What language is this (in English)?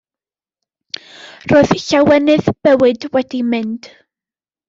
Welsh